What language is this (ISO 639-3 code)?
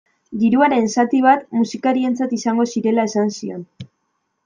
eus